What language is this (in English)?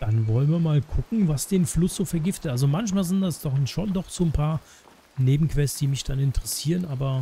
German